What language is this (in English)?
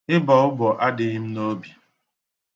Igbo